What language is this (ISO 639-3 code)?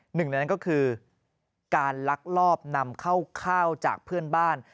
tha